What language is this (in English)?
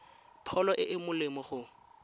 Tswana